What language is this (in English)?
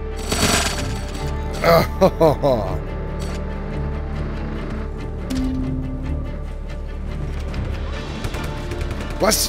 German